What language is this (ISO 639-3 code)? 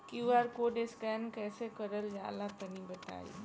bho